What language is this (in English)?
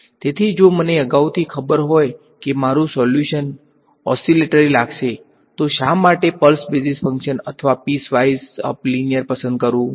Gujarati